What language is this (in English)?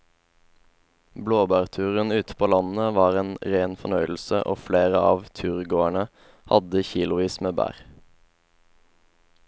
Norwegian